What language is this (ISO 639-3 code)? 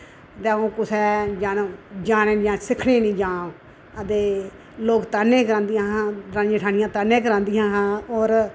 doi